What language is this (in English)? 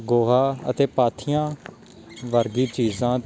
Punjabi